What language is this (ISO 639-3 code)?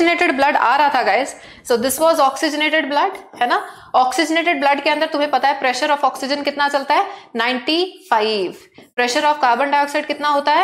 hin